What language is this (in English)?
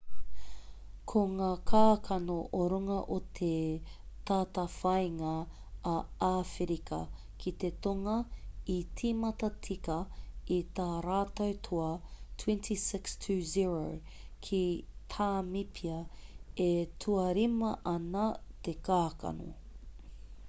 Māori